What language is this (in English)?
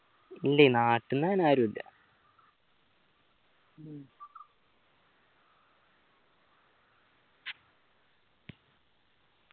Malayalam